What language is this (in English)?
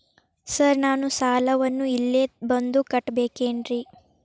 Kannada